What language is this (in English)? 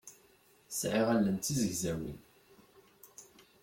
Kabyle